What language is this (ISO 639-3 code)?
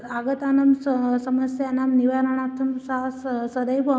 san